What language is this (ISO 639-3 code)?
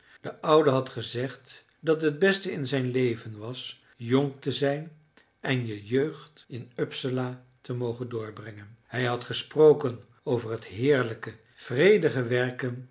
nld